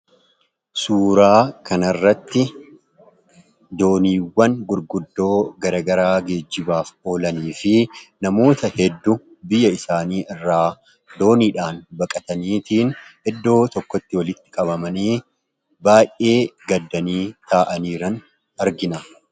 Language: Oromo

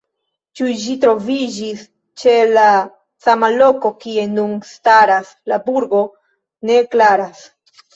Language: Esperanto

